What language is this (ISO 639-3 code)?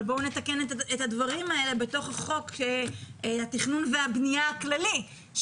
heb